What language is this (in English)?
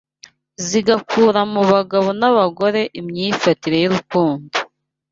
Kinyarwanda